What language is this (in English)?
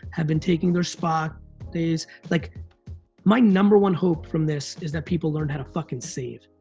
English